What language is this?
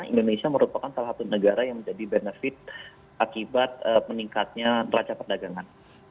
Indonesian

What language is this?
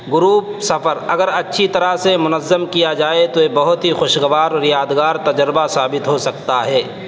Urdu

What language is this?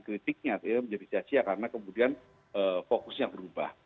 Indonesian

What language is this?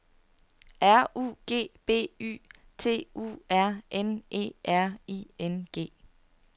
Danish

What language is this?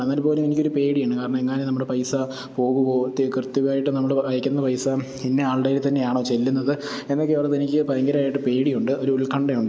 Malayalam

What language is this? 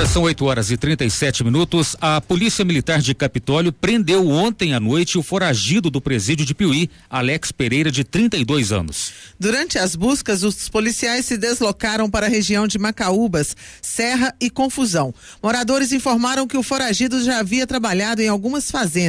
Portuguese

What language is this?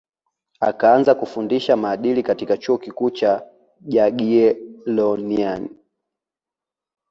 Swahili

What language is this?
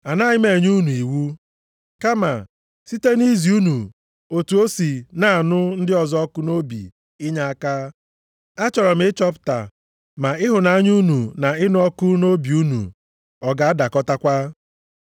Igbo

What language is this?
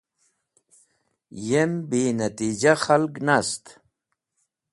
Wakhi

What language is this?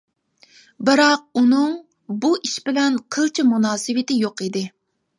Uyghur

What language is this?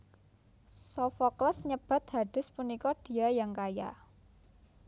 Javanese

